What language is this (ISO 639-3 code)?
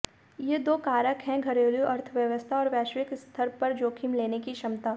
hin